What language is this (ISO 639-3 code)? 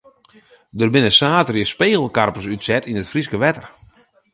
fry